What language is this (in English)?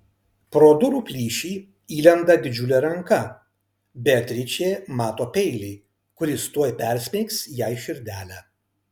Lithuanian